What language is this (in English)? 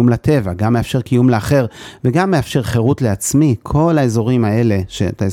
Hebrew